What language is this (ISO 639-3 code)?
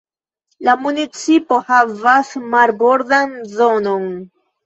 epo